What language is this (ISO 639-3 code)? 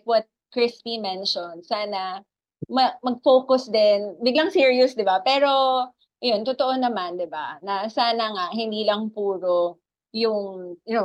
fil